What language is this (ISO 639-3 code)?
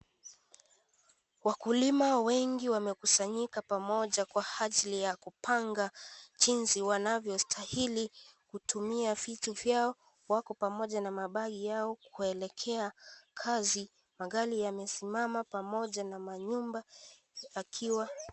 swa